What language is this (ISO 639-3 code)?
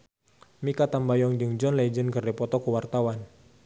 sun